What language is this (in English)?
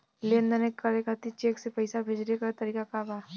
Bhojpuri